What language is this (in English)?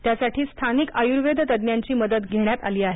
Marathi